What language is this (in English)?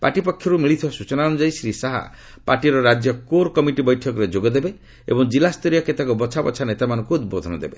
Odia